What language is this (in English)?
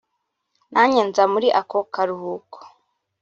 Kinyarwanda